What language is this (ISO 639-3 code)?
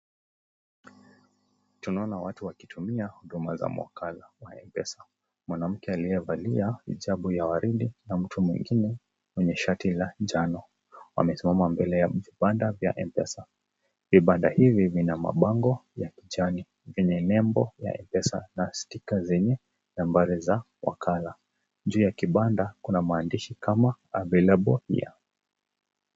swa